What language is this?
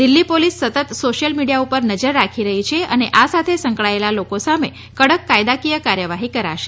Gujarati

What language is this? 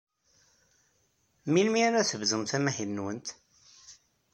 Kabyle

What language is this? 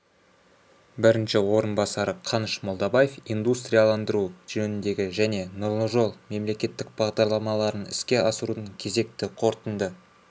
Kazakh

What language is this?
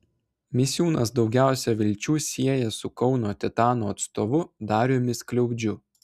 Lithuanian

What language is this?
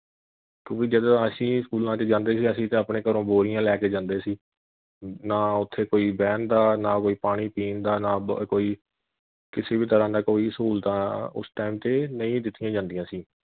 Punjabi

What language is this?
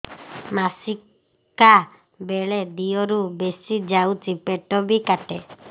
Odia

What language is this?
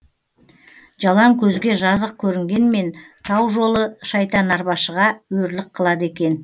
Kazakh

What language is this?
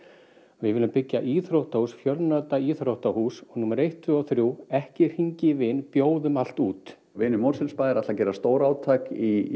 Icelandic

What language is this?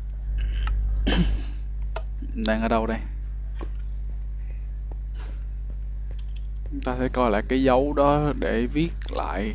Vietnamese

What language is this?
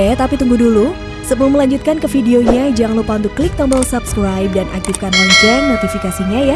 Indonesian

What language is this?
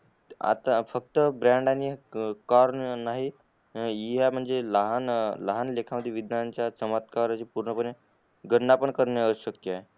Marathi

